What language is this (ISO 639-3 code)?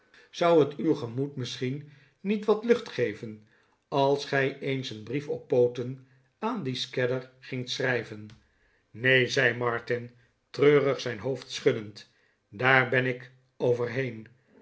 nld